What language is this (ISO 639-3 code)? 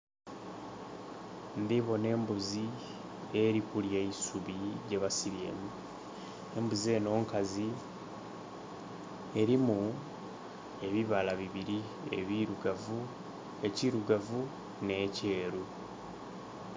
xog